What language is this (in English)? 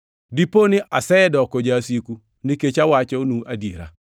Luo (Kenya and Tanzania)